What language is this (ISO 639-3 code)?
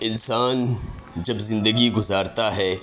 urd